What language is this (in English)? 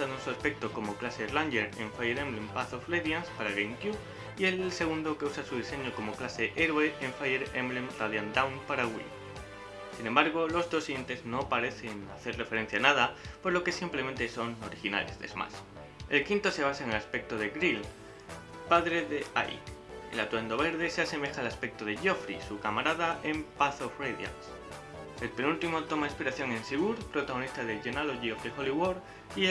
Spanish